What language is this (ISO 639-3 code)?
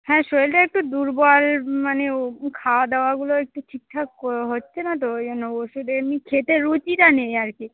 ben